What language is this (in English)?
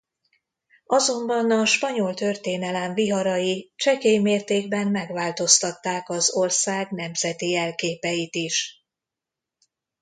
Hungarian